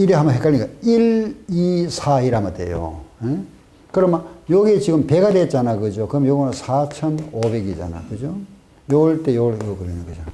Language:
Korean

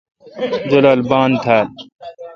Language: Kalkoti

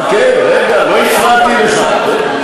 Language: Hebrew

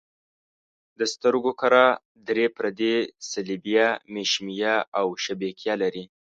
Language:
Pashto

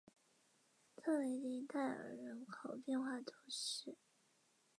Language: Chinese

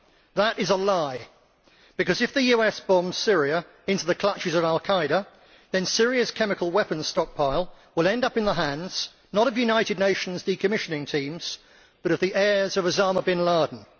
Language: English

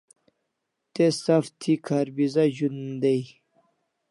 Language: Kalasha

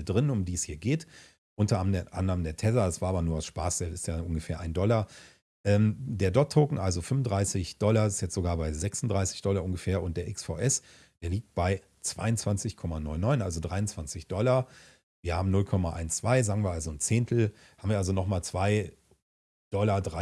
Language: German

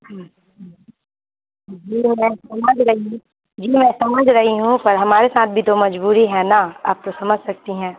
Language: Urdu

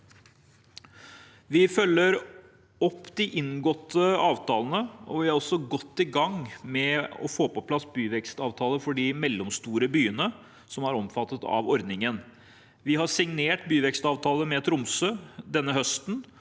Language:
Norwegian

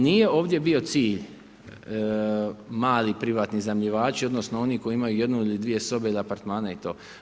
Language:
Croatian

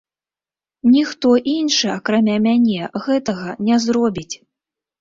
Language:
Belarusian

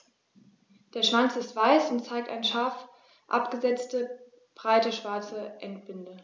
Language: German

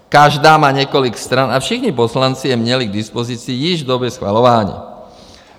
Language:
Czech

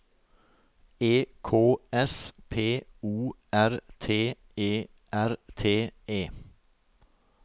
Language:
Norwegian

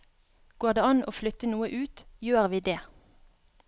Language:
Norwegian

